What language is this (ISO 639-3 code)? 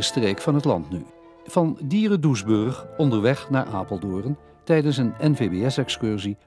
nld